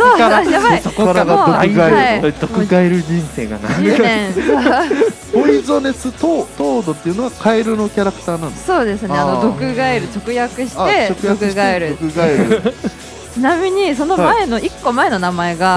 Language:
Japanese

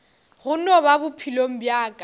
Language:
Northern Sotho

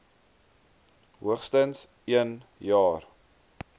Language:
Afrikaans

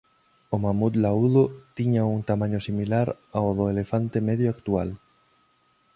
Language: Galician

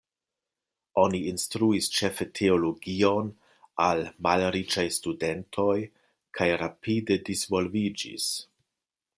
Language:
Esperanto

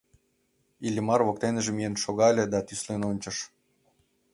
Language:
Mari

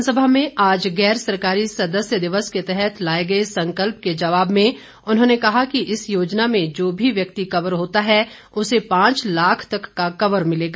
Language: Hindi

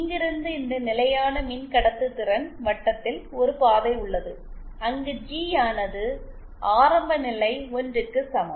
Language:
Tamil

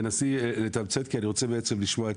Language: Hebrew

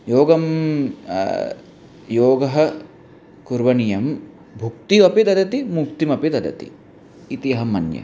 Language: Sanskrit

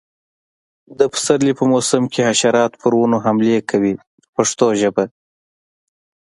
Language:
Pashto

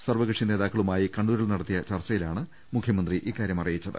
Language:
Malayalam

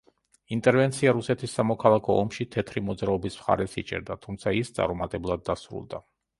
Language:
Georgian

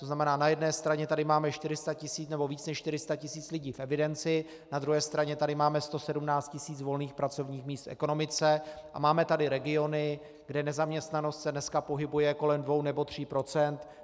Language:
Czech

